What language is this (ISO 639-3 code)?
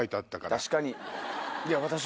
jpn